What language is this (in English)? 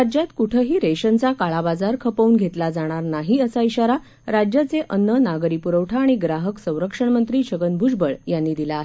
Marathi